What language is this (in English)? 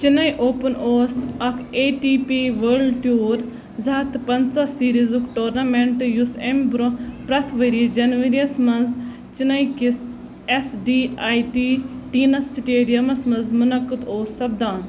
Kashmiri